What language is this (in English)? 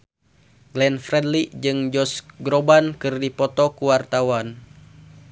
Sundanese